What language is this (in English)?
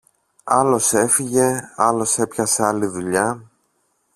Greek